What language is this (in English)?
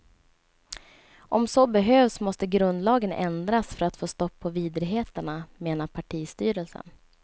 Swedish